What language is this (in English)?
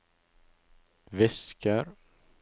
Norwegian